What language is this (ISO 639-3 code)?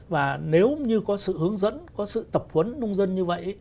vie